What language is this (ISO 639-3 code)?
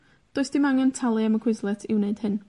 cym